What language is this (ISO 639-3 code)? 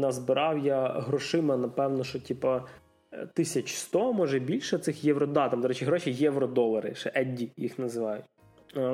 ukr